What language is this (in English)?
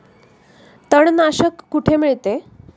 Marathi